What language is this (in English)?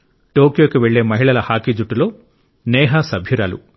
Telugu